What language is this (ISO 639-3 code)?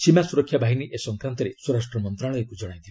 ori